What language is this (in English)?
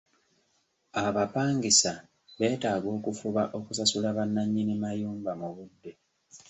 Ganda